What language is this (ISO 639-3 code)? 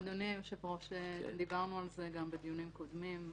heb